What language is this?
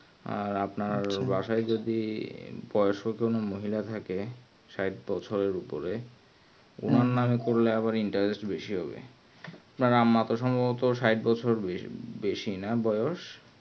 Bangla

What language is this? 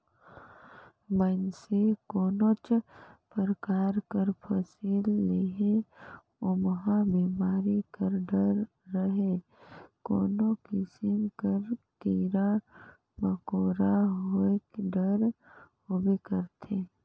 Chhattisgarhi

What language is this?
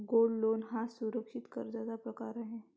Marathi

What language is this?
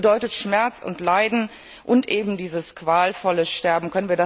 German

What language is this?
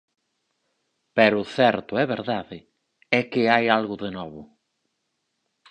Galician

